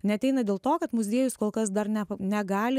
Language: Lithuanian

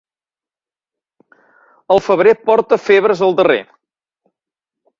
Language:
Catalan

